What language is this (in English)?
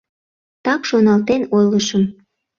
Mari